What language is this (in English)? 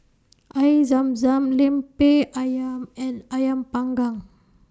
English